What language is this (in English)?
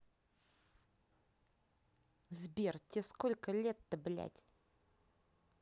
Russian